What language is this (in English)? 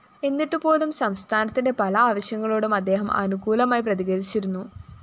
Malayalam